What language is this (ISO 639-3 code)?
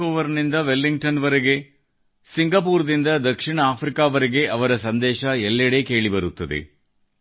kan